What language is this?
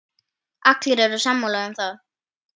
Icelandic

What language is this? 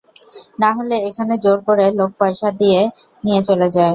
Bangla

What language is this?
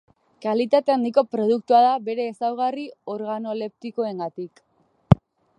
Basque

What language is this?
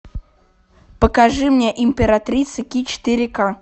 Russian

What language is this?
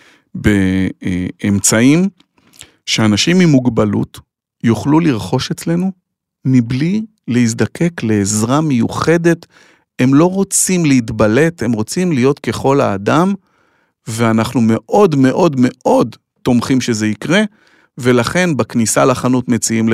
Hebrew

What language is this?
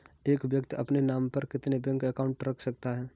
Hindi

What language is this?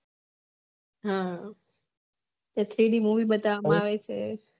Gujarati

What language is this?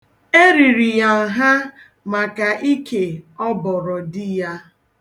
Igbo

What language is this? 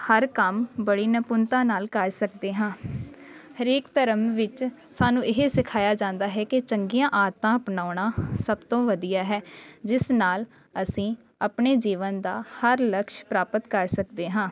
Punjabi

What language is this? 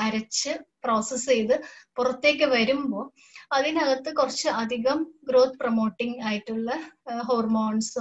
Hindi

